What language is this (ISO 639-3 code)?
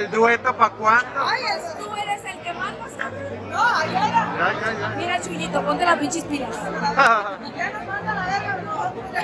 spa